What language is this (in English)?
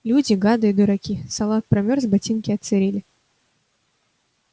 Russian